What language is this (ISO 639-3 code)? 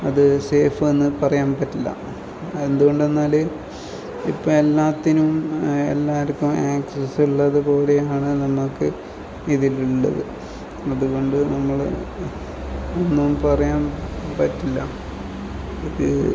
mal